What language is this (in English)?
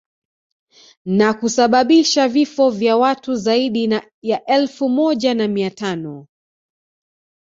Swahili